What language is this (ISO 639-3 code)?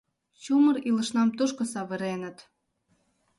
chm